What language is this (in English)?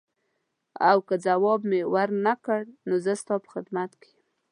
Pashto